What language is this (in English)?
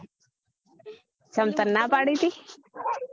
Gujarati